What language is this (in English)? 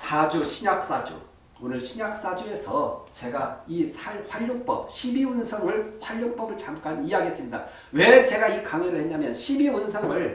Korean